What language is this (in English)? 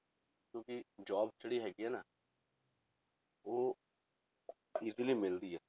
Punjabi